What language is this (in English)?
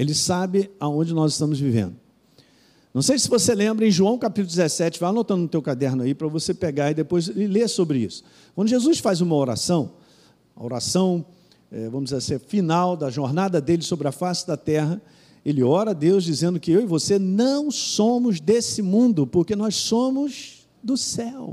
Portuguese